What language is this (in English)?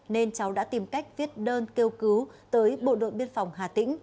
Vietnamese